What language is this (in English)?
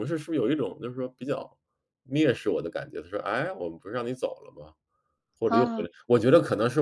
Chinese